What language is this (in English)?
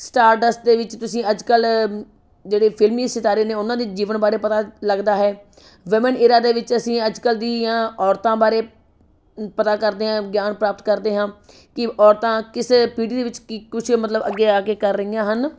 Punjabi